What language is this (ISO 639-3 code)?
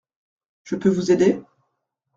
fra